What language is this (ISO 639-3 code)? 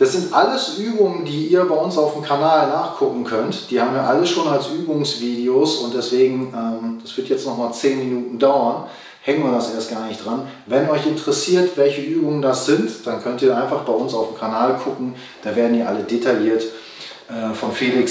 deu